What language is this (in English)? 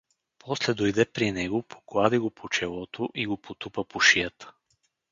Bulgarian